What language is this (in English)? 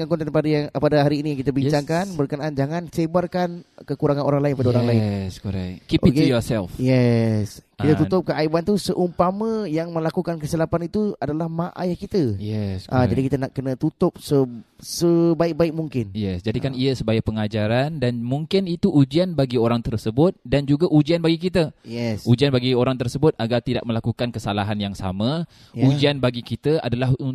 Malay